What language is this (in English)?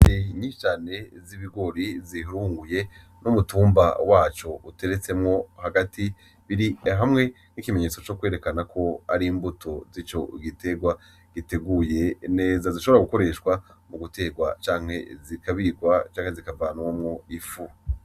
Rundi